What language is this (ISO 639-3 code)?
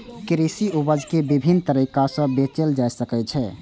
mai